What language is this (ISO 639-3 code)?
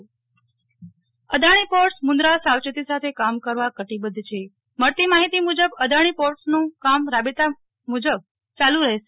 guj